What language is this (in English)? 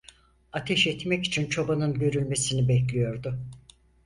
Turkish